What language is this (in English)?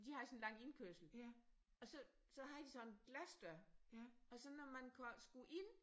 Danish